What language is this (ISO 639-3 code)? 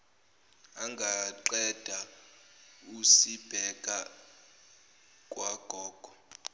zul